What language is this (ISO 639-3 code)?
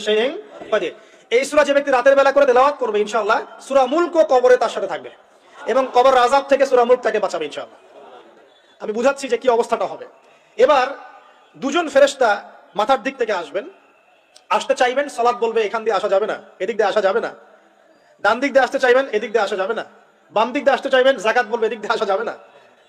ara